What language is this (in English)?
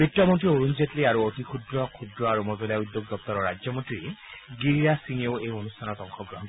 Assamese